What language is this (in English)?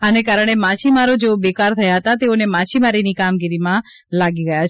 Gujarati